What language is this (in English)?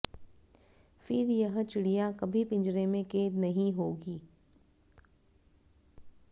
Hindi